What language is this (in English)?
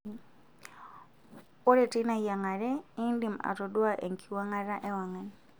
Masai